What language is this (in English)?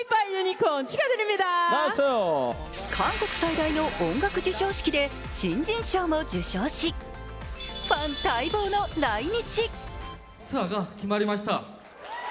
Japanese